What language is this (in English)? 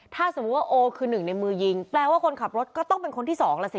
Thai